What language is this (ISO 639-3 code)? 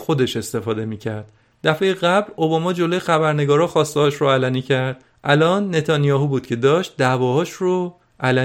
fas